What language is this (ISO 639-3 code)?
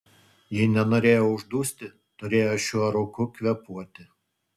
lit